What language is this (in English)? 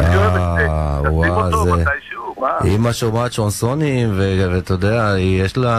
Hebrew